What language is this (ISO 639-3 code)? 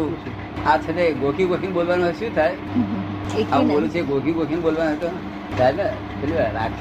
guj